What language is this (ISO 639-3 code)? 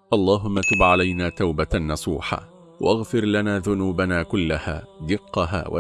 ara